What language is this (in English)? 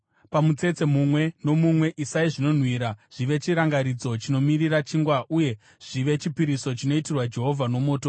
Shona